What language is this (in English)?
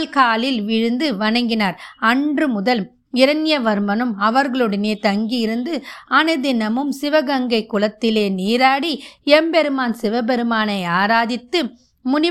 Tamil